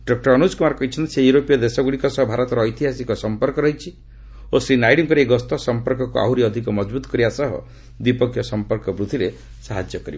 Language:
Odia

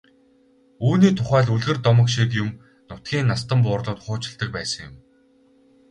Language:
Mongolian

